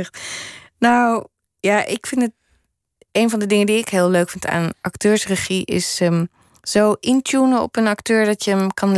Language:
Dutch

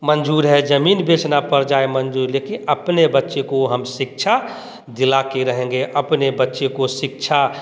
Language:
Hindi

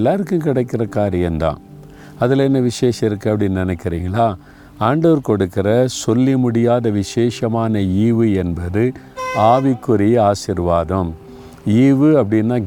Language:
Tamil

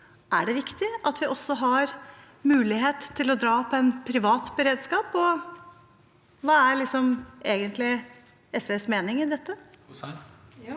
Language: Norwegian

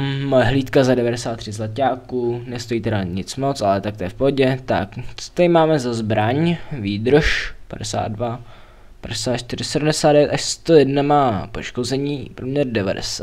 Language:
Czech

